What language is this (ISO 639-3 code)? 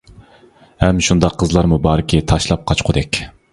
uig